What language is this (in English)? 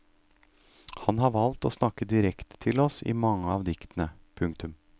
Norwegian